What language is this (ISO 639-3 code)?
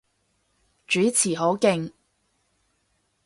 yue